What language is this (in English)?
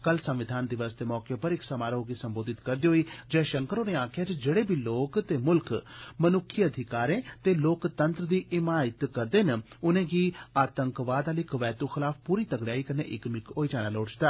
Dogri